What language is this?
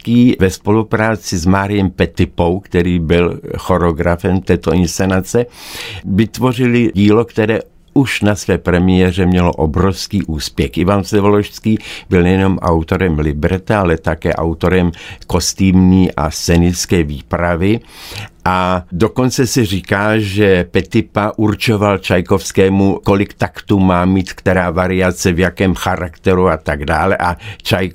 Czech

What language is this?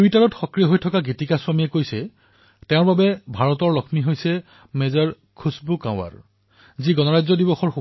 Assamese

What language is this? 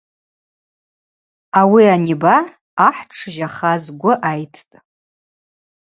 Abaza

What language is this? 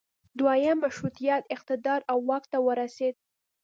Pashto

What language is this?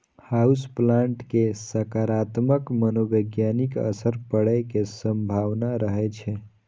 Maithili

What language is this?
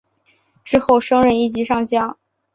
Chinese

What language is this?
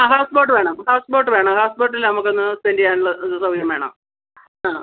Malayalam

